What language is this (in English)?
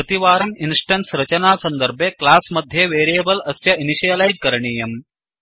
Sanskrit